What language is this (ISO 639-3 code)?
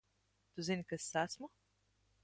lav